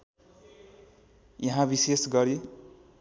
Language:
Nepali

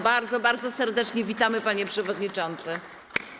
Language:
Polish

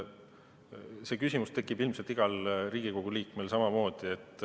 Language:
Estonian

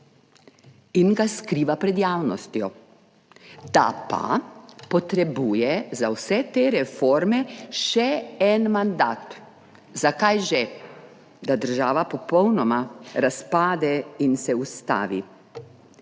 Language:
Slovenian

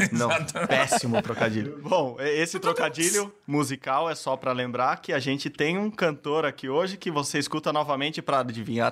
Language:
Portuguese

